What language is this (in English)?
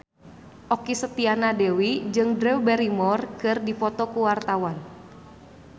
Sundanese